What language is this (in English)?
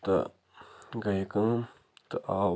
Kashmiri